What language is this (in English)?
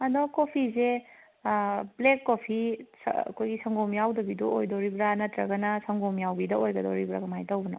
Manipuri